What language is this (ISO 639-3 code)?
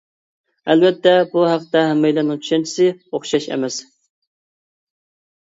uig